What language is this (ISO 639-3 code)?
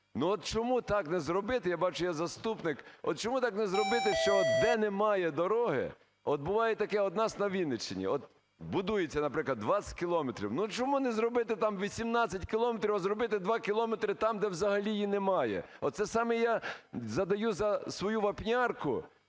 ukr